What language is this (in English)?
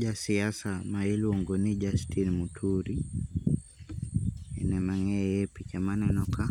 Luo (Kenya and Tanzania)